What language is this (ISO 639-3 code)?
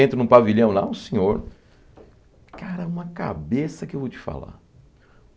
por